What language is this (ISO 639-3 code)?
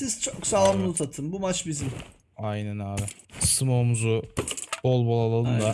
tur